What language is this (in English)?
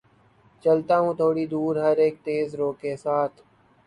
Urdu